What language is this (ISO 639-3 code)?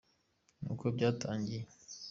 kin